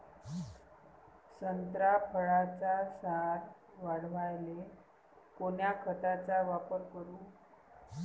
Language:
Marathi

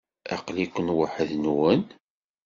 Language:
Kabyle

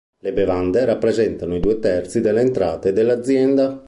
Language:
Italian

